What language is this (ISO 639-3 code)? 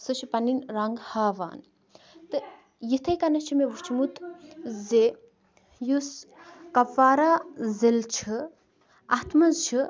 kas